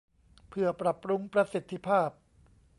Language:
Thai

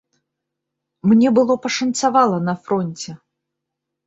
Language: Belarusian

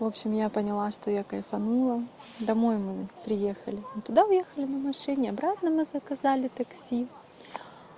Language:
Russian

